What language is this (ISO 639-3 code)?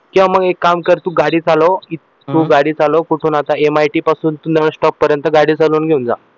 mar